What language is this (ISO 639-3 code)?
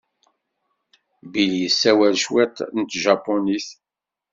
kab